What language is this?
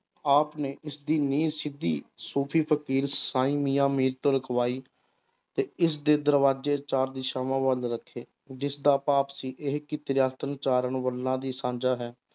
Punjabi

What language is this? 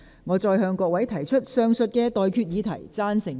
Cantonese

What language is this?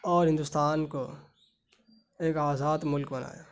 Urdu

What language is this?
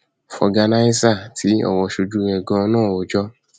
Yoruba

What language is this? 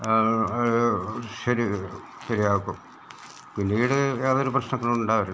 Malayalam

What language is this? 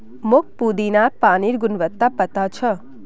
Magahi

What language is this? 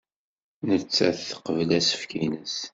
Kabyle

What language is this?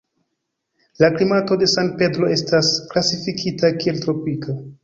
Esperanto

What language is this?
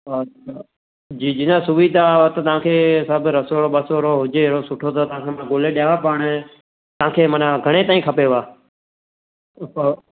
Sindhi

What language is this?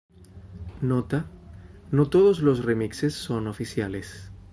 Spanish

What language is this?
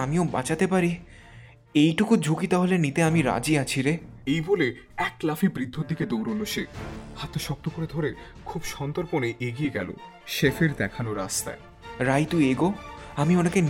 Bangla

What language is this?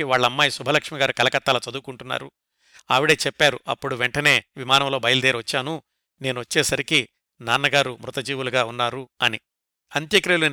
Telugu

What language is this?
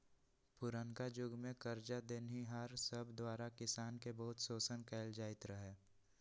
Magahi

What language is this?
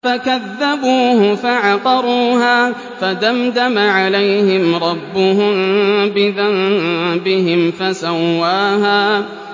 Arabic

